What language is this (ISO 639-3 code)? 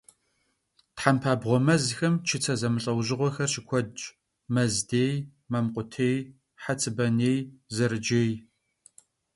kbd